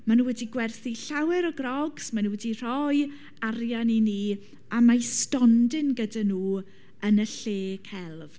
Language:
Welsh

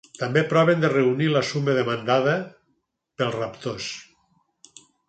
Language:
Catalan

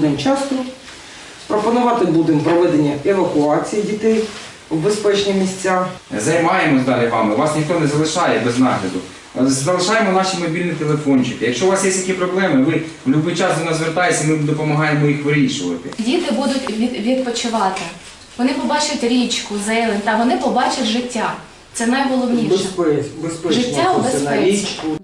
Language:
Ukrainian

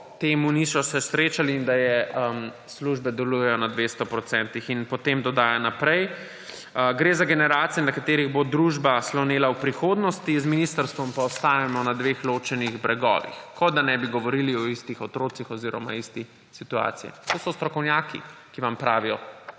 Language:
Slovenian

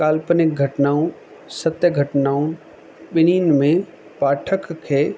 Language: Sindhi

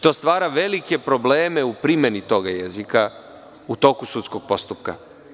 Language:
Serbian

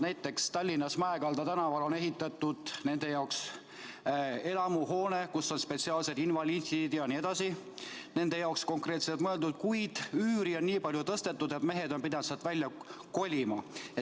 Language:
Estonian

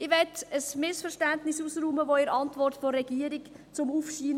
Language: Swiss German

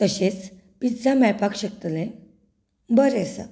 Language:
Konkani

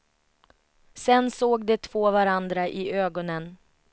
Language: Swedish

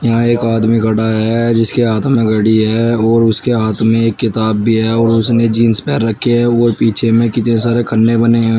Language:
Hindi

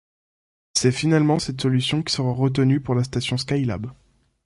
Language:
French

